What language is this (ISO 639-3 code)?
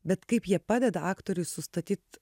lit